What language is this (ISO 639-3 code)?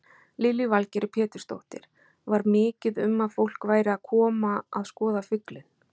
isl